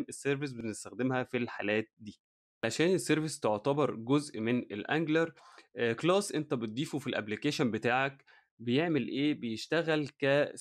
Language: Arabic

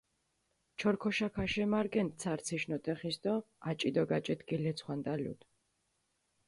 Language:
Mingrelian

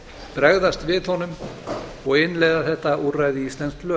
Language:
Icelandic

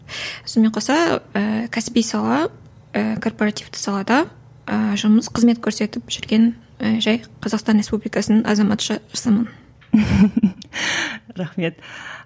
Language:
Kazakh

